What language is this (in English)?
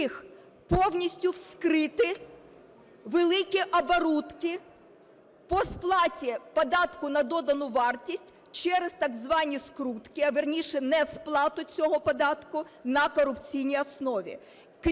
Ukrainian